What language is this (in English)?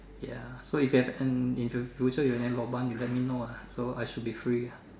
English